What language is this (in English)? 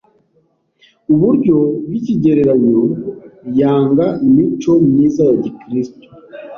Kinyarwanda